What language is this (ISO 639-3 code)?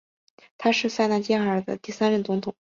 zho